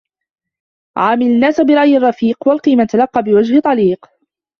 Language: Arabic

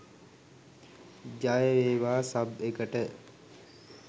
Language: Sinhala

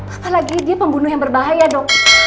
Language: Indonesian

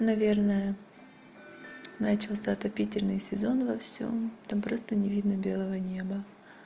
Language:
Russian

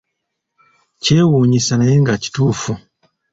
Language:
Ganda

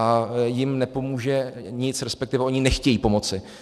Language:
Czech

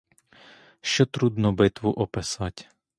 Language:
Ukrainian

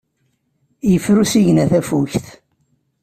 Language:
Kabyle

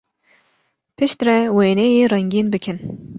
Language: Kurdish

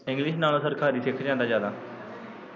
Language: Punjabi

